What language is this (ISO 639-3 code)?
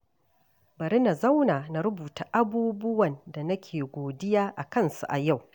hau